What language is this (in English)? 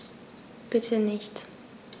German